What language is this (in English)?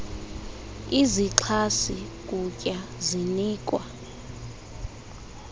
Xhosa